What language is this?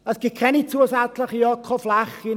Swiss German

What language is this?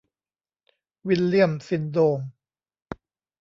Thai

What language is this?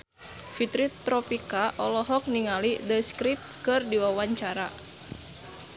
Sundanese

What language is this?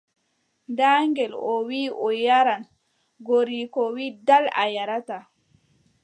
Adamawa Fulfulde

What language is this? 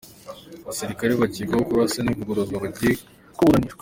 Kinyarwanda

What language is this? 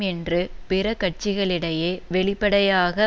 Tamil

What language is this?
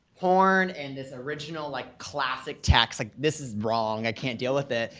English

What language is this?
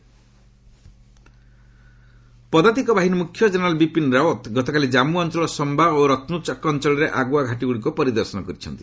Odia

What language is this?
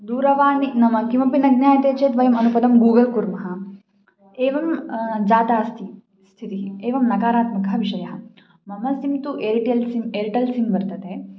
Sanskrit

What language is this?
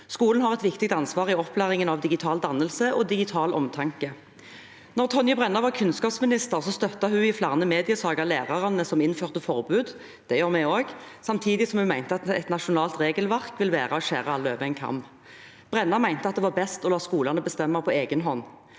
Norwegian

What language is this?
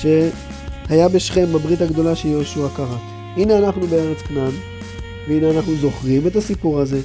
Hebrew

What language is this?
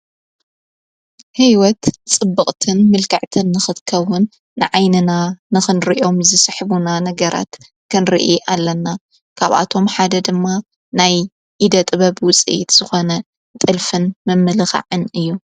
Tigrinya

